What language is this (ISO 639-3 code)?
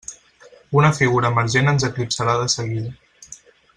cat